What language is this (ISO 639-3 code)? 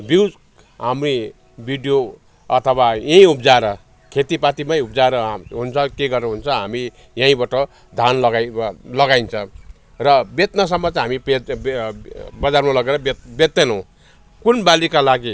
nep